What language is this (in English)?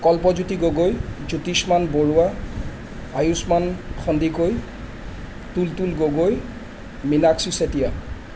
Assamese